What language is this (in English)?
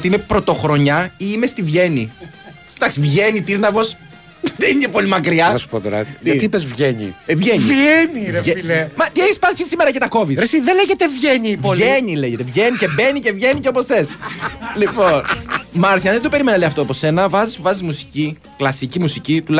Greek